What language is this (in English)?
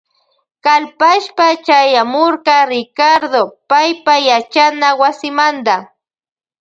Loja Highland Quichua